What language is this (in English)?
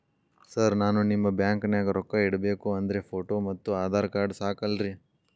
Kannada